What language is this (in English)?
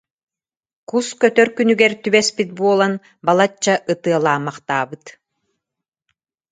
Yakut